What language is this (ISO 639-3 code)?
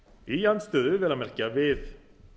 isl